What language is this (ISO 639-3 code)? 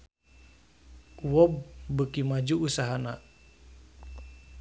sun